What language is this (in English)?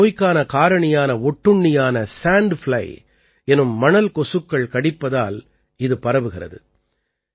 Tamil